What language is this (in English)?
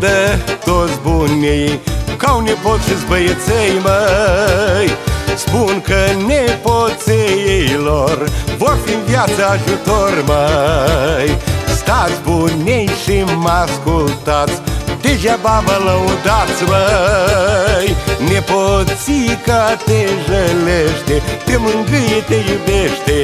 Romanian